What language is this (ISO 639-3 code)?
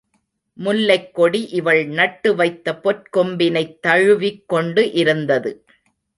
tam